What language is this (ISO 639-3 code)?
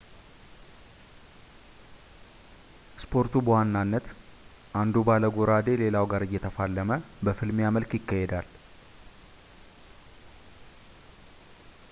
amh